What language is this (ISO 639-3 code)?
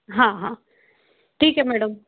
hin